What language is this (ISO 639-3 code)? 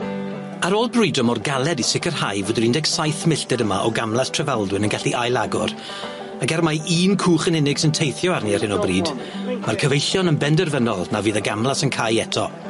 cym